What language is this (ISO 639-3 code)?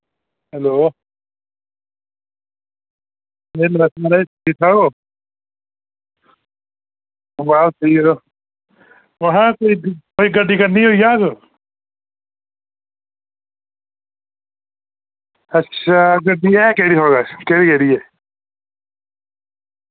doi